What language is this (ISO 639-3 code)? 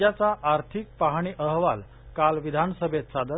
mar